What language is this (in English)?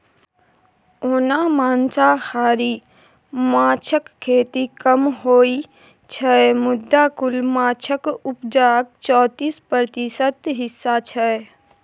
Maithili